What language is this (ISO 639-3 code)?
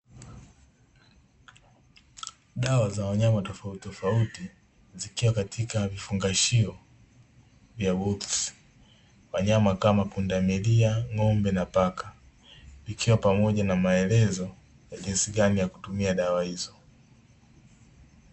swa